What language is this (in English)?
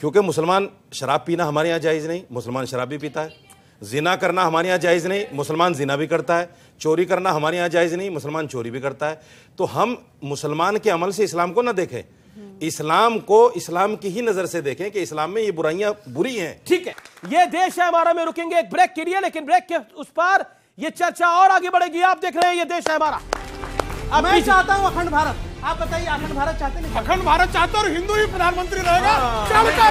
Hindi